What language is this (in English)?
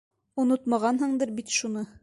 Bashkir